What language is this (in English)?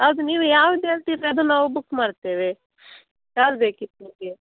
Kannada